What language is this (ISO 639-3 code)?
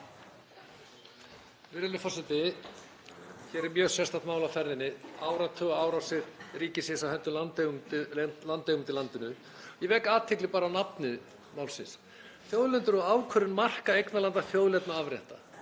isl